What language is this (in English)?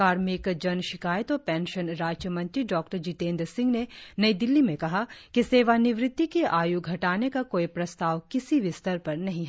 Hindi